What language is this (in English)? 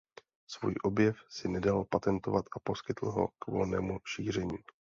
Czech